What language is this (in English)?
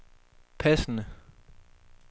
Danish